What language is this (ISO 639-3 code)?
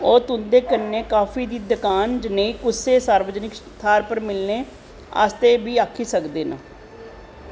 doi